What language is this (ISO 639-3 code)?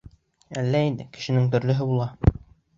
bak